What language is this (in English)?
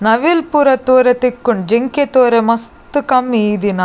Tulu